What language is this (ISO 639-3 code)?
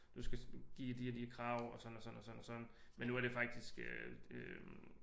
dan